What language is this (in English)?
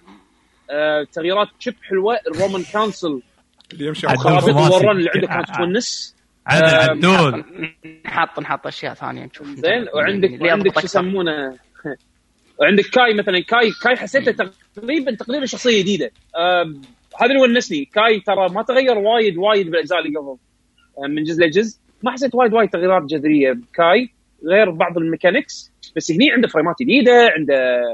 Arabic